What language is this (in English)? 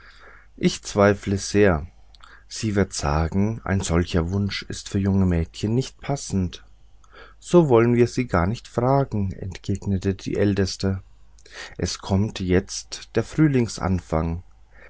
German